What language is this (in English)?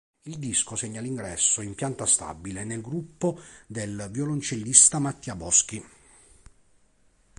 Italian